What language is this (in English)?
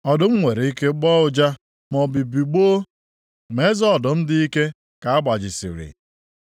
Igbo